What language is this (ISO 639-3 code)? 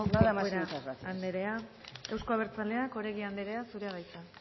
eus